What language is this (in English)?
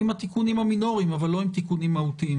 Hebrew